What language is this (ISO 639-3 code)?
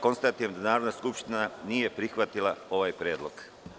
srp